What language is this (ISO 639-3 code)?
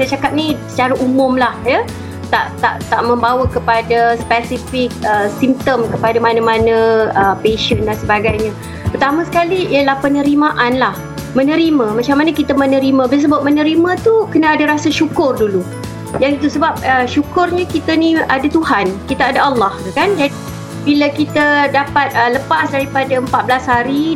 msa